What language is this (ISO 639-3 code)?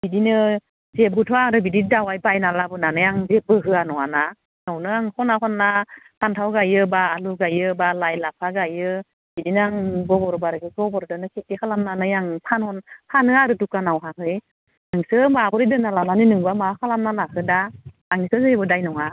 brx